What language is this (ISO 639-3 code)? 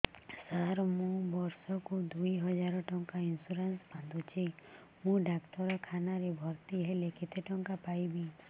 ori